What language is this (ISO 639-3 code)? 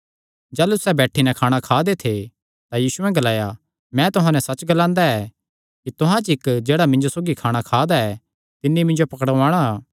xnr